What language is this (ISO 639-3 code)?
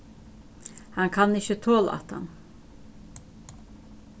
fao